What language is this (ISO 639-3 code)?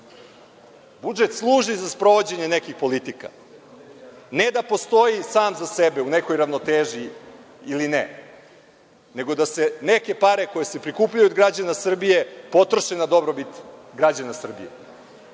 srp